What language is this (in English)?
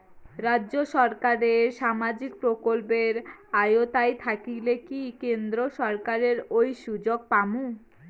Bangla